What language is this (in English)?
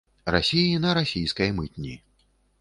Belarusian